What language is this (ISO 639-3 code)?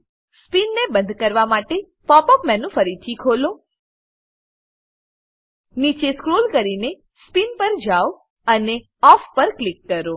guj